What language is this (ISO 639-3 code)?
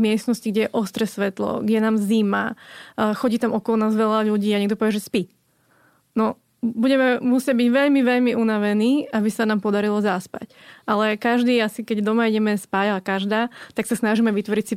slk